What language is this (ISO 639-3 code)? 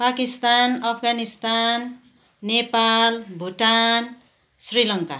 nep